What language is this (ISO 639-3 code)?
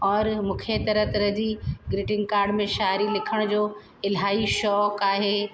snd